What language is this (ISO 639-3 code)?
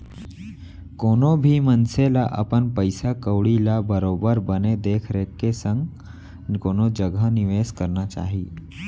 hne